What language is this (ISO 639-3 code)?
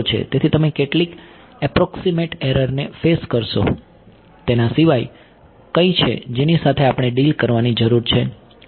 guj